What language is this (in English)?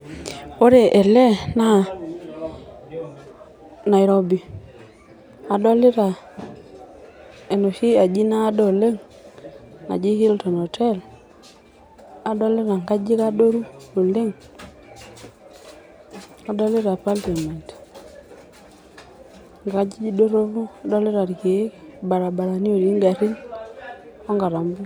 Masai